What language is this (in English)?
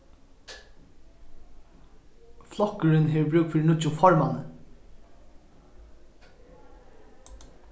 Faroese